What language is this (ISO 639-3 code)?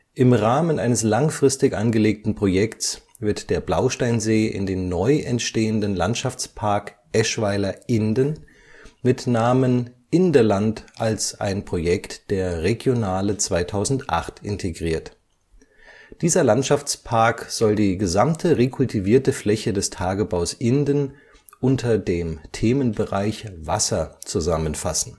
deu